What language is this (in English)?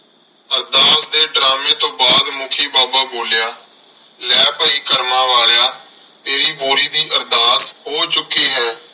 Punjabi